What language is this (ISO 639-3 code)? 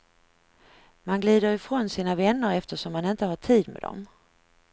swe